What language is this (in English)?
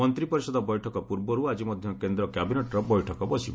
Odia